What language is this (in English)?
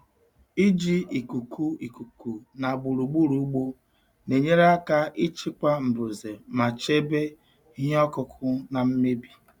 Igbo